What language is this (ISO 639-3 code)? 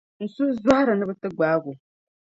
dag